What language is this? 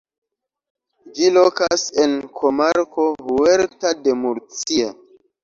Esperanto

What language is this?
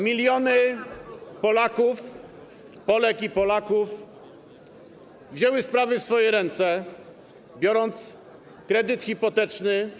Polish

